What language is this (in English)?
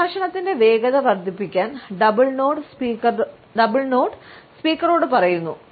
Malayalam